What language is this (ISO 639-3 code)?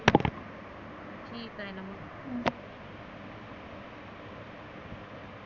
mar